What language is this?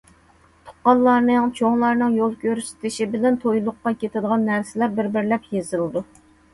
Uyghur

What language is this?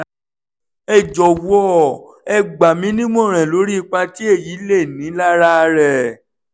Yoruba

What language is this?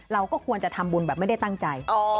Thai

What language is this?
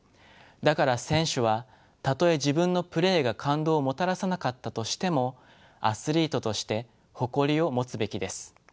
Japanese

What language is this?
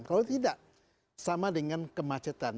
Indonesian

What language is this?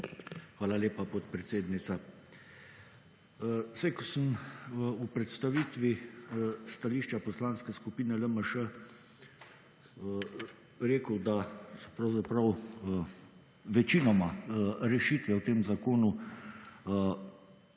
Slovenian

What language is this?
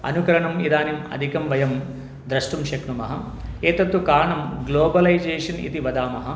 Sanskrit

